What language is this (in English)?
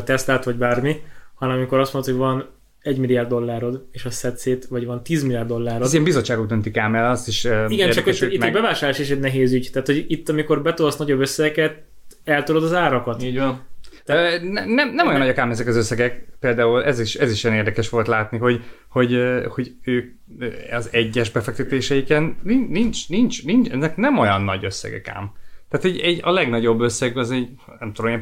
Hungarian